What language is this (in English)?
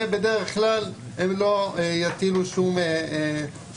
Hebrew